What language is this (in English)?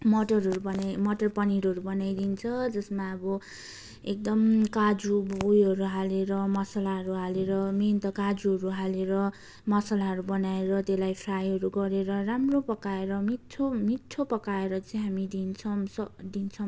Nepali